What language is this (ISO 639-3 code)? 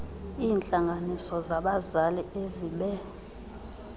xho